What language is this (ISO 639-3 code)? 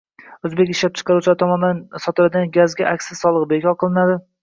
uzb